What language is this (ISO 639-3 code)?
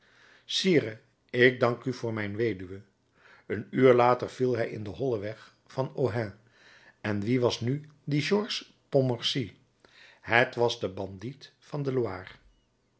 nld